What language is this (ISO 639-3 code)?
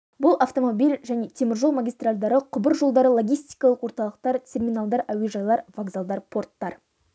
kaz